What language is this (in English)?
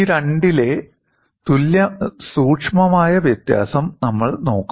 Malayalam